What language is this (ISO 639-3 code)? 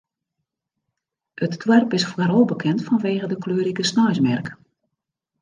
fry